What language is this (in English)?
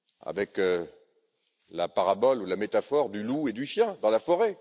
French